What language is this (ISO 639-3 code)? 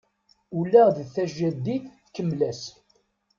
kab